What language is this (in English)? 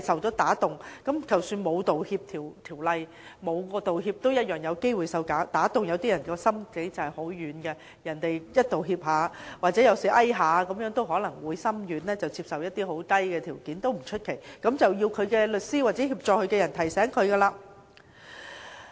Cantonese